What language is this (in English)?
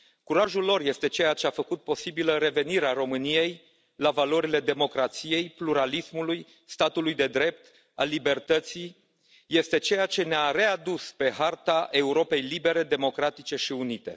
Romanian